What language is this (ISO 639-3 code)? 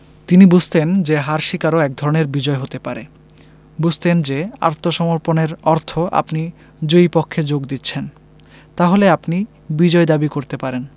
ben